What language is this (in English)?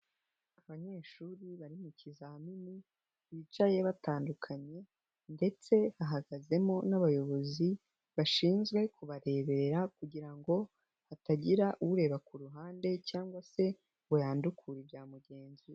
Kinyarwanda